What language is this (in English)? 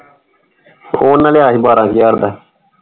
Punjabi